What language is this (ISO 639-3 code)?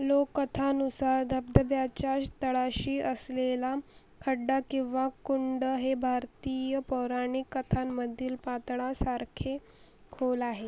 mar